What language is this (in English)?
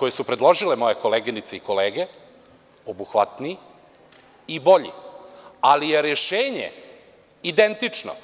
Serbian